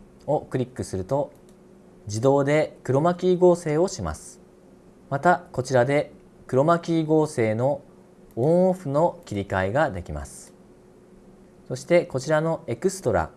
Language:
Japanese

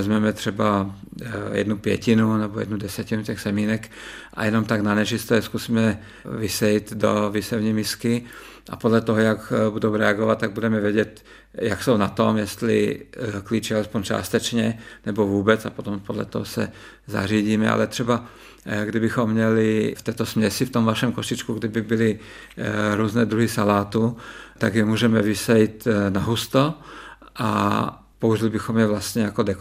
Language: Czech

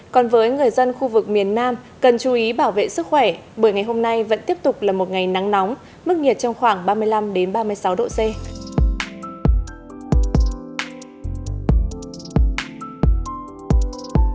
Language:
Vietnamese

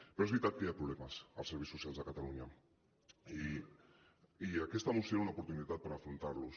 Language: Catalan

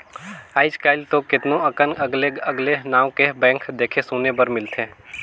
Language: Chhattisgarhi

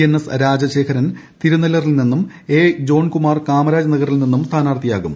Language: Malayalam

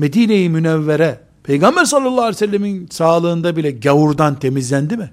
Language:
Turkish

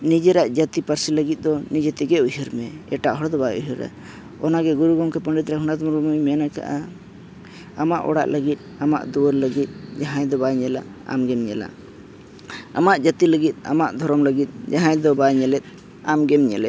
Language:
Santali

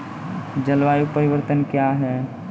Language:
Maithili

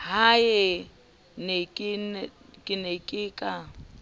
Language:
Southern Sotho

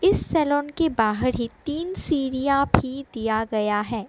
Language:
Hindi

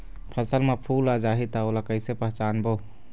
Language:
Chhattisgarhi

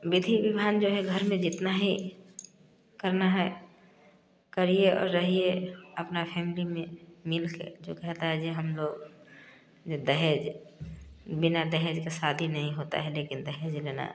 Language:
Hindi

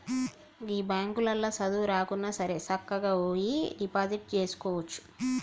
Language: Telugu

